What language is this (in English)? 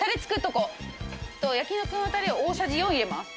Japanese